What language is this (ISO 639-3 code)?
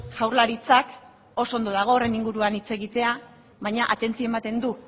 eus